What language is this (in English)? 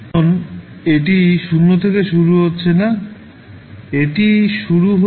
Bangla